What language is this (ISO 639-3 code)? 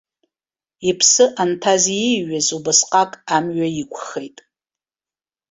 abk